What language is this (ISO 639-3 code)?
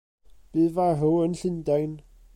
cym